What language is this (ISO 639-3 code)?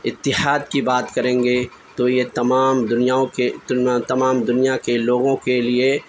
urd